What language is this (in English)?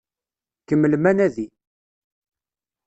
Kabyle